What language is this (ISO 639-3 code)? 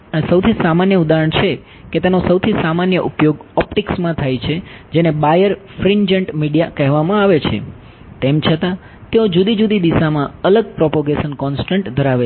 guj